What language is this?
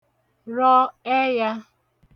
Igbo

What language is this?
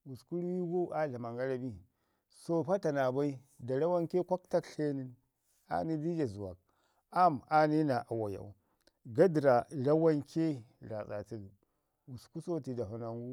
Ngizim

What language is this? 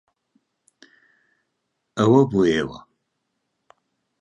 Central Kurdish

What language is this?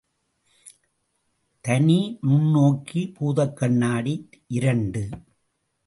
Tamil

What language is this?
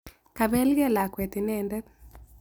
Kalenjin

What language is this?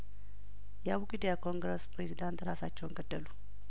Amharic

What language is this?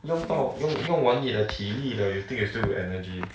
English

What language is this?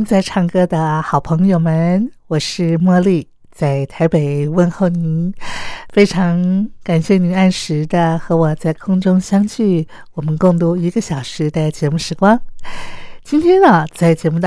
Chinese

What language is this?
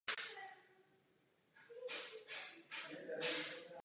Czech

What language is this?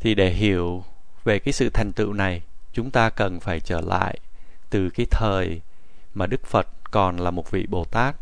Vietnamese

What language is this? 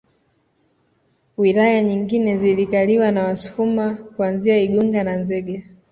Swahili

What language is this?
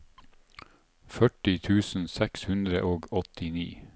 Norwegian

